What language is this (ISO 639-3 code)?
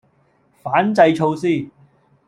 yue